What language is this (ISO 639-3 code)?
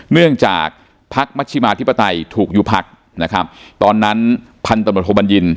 tha